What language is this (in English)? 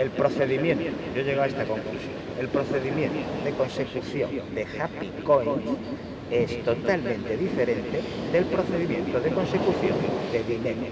Spanish